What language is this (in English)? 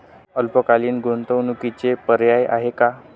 Marathi